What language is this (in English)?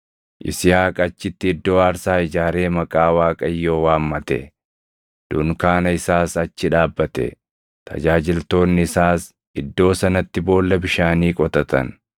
Oromo